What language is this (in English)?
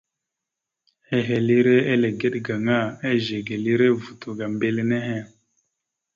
Mada (Cameroon)